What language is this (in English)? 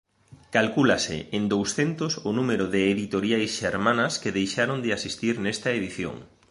Galician